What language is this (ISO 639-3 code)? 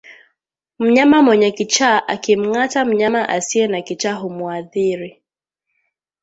swa